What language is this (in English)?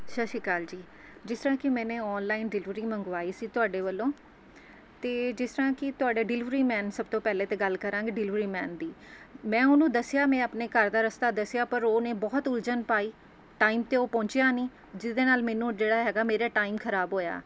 Punjabi